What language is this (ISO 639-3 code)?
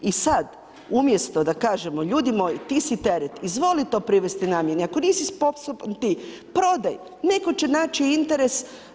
hrv